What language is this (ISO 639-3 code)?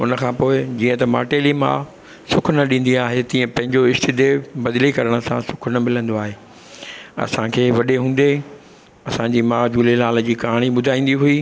snd